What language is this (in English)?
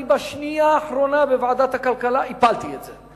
Hebrew